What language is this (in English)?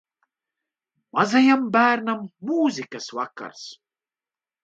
Latvian